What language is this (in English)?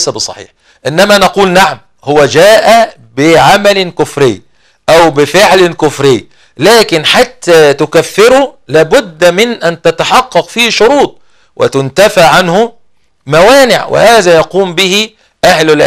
Arabic